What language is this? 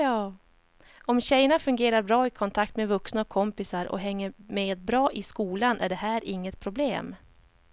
Swedish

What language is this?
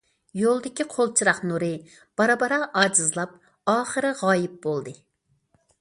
Uyghur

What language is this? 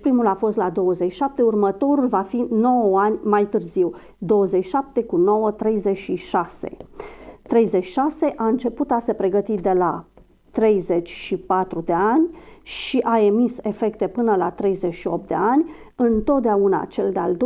Romanian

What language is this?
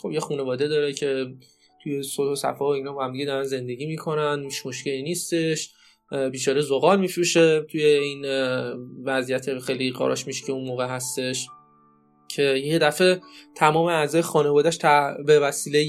Persian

